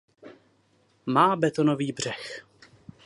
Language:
Czech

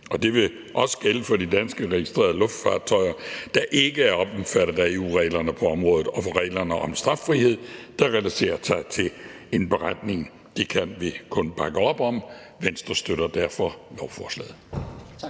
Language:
Danish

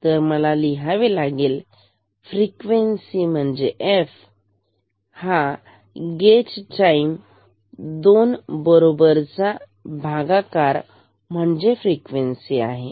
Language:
Marathi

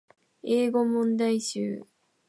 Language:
Japanese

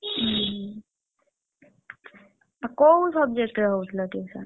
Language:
Odia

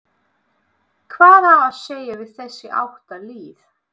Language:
Icelandic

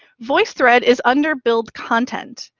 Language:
English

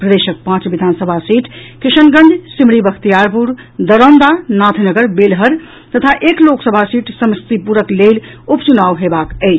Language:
Maithili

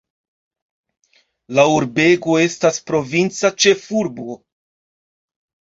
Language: Esperanto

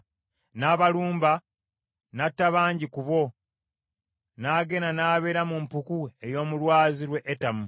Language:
Ganda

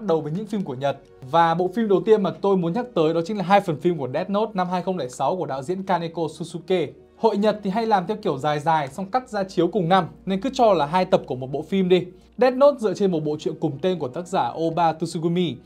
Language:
Vietnamese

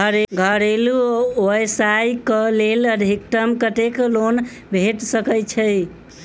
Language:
Maithili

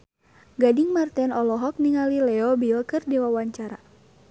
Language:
Sundanese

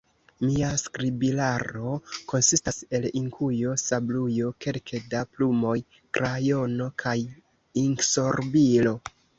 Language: Esperanto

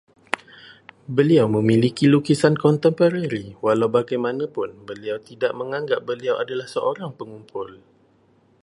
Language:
Malay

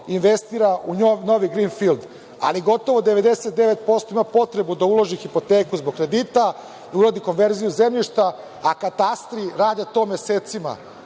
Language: Serbian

